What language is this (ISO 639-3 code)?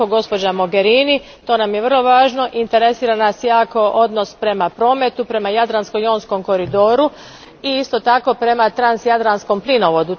hrv